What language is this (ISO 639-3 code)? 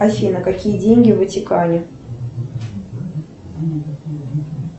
rus